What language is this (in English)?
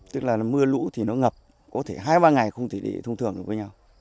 Vietnamese